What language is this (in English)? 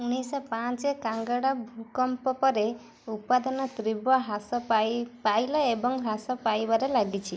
Odia